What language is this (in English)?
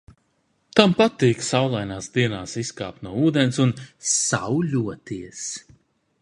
Latvian